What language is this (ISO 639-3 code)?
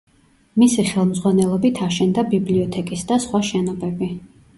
kat